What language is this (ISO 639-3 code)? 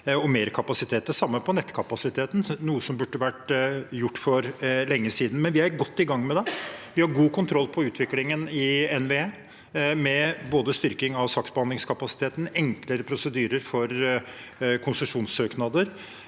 nor